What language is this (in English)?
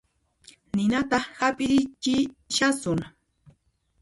Puno Quechua